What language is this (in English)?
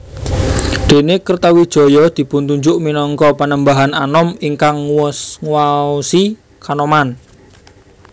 Javanese